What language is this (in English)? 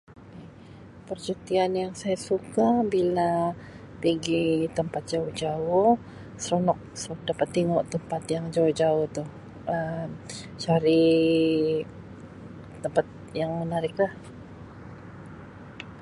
Sabah Malay